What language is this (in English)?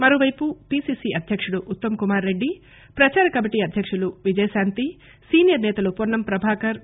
Telugu